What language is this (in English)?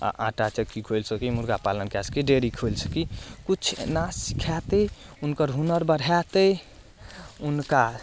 Maithili